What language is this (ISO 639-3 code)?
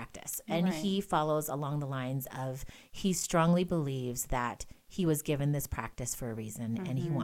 eng